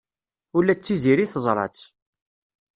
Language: Kabyle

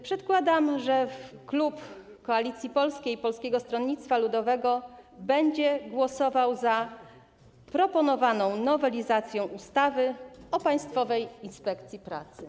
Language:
Polish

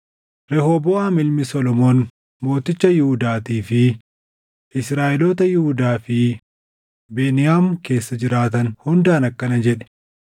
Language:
Oromo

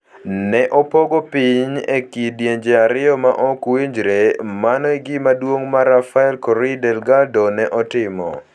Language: Luo (Kenya and Tanzania)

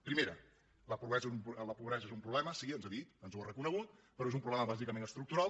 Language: Catalan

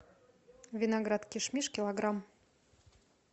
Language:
Russian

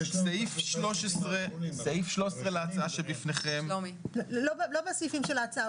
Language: Hebrew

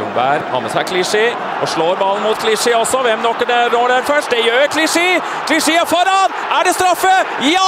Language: Norwegian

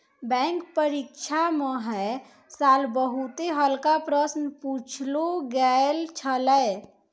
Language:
Maithili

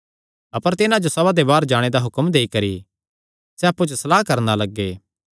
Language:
Kangri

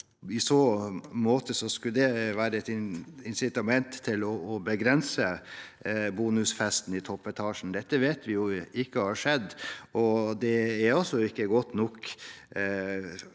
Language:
Norwegian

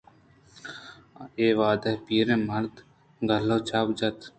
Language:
Eastern Balochi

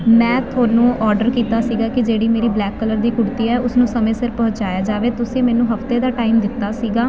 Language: Punjabi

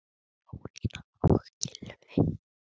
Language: Icelandic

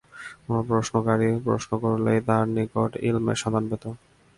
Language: Bangla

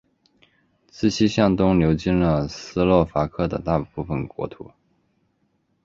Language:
Chinese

